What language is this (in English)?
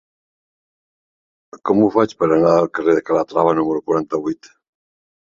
Catalan